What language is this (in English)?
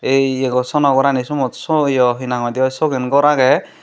Chakma